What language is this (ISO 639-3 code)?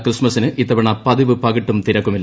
mal